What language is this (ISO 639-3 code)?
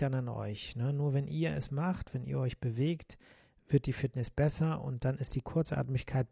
deu